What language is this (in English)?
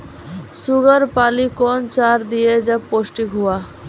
Maithili